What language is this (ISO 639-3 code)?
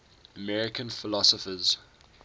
eng